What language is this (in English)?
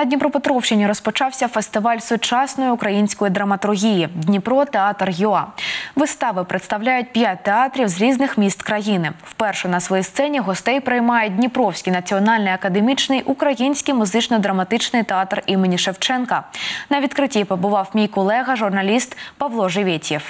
Ukrainian